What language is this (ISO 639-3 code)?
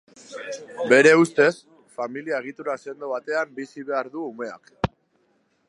eus